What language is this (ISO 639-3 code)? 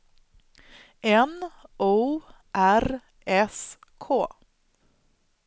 swe